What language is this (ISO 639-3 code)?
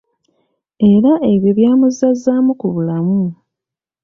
lug